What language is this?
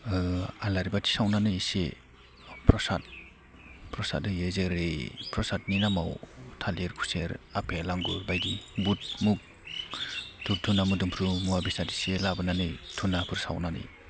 Bodo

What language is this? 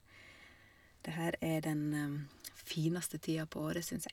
Norwegian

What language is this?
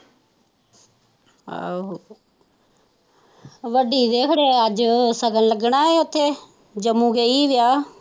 Punjabi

